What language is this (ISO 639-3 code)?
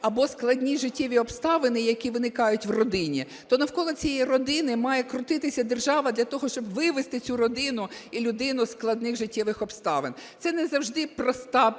ukr